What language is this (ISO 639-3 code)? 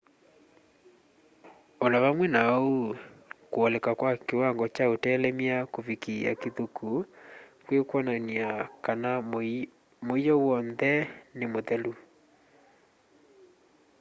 kam